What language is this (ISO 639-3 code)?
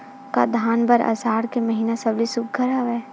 hne